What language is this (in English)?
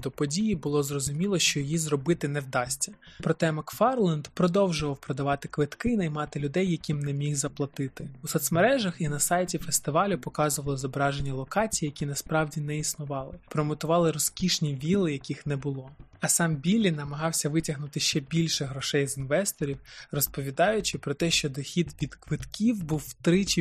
Ukrainian